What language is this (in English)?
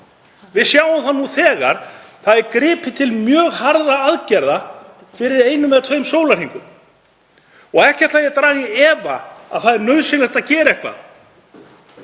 Icelandic